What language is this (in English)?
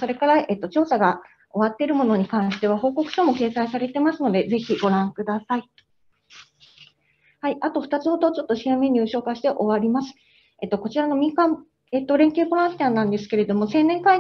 Japanese